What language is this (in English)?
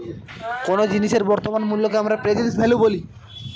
Bangla